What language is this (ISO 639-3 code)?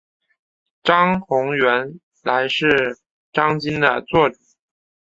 zho